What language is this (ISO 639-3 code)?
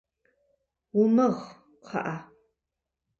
kbd